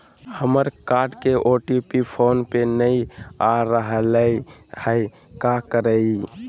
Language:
Magahi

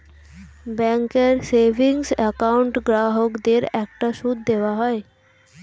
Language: Bangla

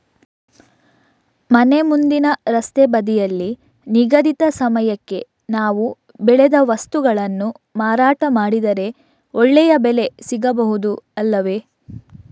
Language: Kannada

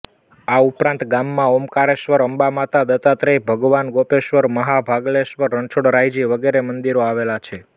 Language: Gujarati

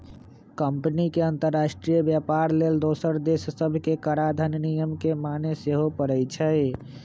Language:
Magahi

